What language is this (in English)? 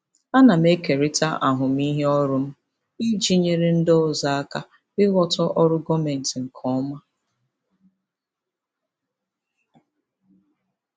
Igbo